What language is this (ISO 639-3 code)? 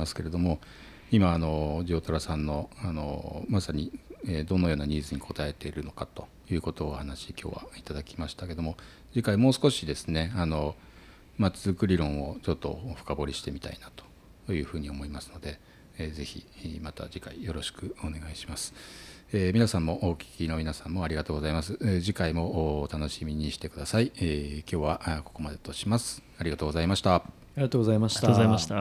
jpn